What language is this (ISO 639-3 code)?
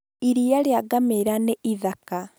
kik